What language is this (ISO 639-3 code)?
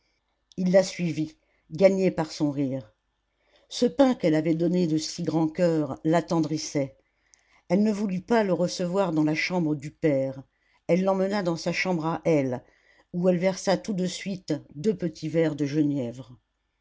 fra